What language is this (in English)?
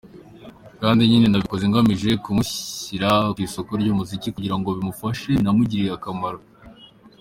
Kinyarwanda